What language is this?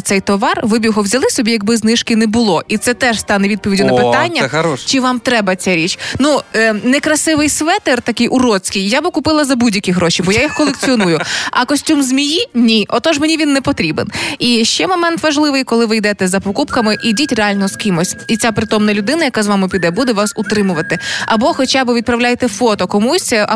Ukrainian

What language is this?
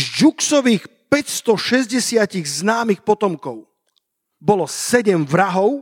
Slovak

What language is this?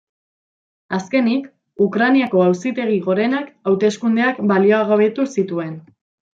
Basque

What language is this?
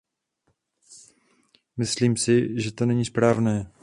Czech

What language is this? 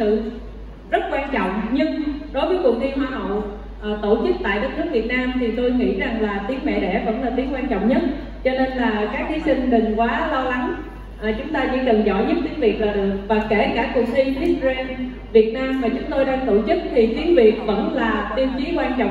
Vietnamese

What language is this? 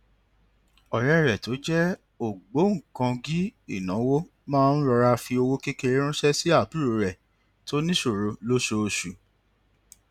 Yoruba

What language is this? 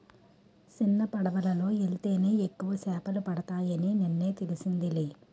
Telugu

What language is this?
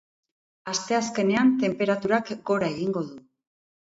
Basque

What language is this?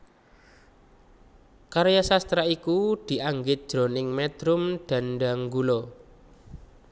Javanese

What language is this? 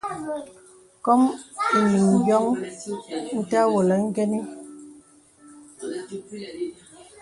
Bebele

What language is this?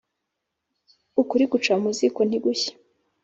Kinyarwanda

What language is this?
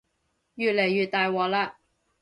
Cantonese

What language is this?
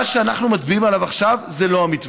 Hebrew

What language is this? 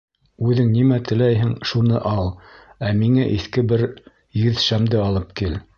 Bashkir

